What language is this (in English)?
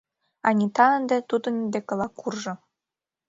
Mari